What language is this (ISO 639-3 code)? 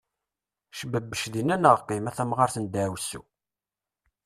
kab